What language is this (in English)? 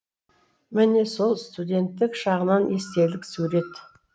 Kazakh